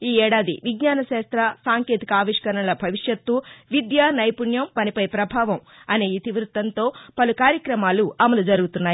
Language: Telugu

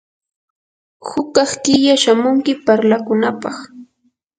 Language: Yanahuanca Pasco Quechua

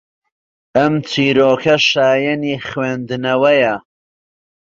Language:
Central Kurdish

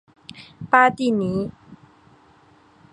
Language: Chinese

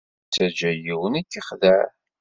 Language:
Kabyle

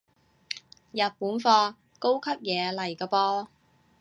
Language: Cantonese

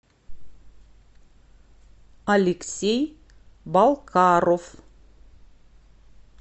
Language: Russian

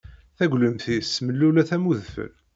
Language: Kabyle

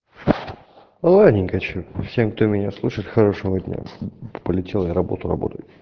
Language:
Russian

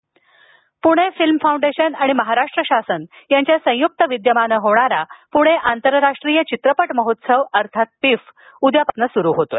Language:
Marathi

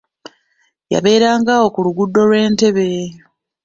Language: Ganda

